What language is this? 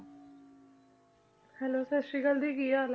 Punjabi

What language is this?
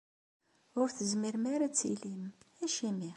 Kabyle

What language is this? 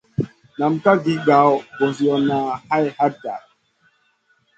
Masana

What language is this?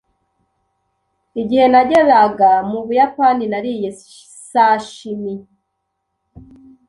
Kinyarwanda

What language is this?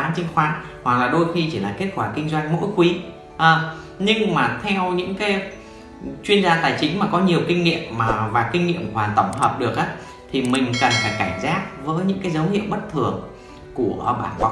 Vietnamese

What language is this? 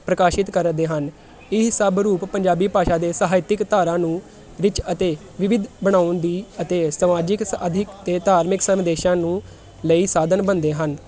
Punjabi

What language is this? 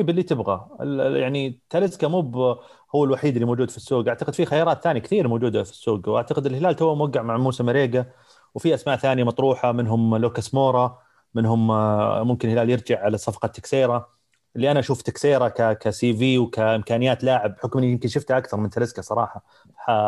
Arabic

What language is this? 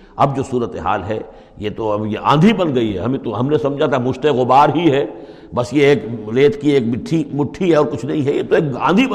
Urdu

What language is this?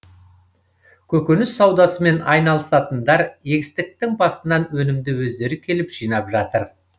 Kazakh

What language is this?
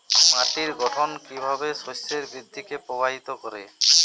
Bangla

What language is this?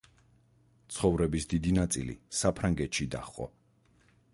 Georgian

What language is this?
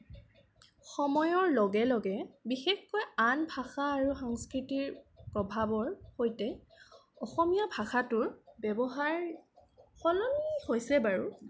Assamese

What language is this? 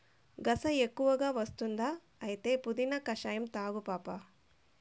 Telugu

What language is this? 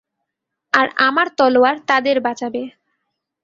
Bangla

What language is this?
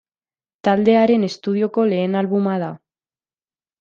Basque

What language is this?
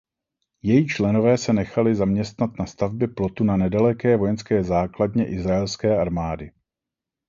Czech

